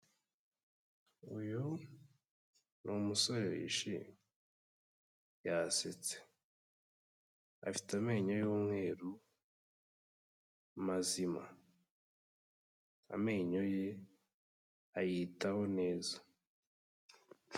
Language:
Kinyarwanda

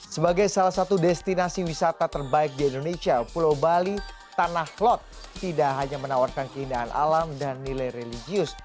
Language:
Indonesian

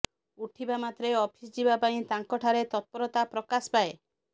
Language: Odia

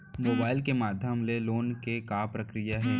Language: Chhattisgarhi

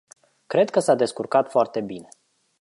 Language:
Romanian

